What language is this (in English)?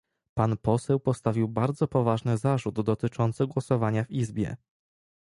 Polish